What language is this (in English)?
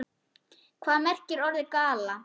Icelandic